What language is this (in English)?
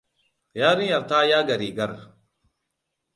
Hausa